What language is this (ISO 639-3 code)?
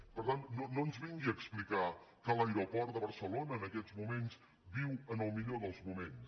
cat